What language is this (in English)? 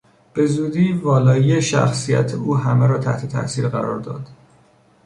Persian